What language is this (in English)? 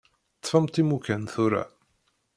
Kabyle